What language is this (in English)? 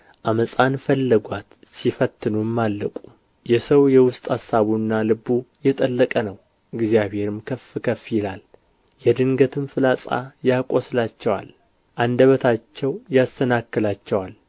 Amharic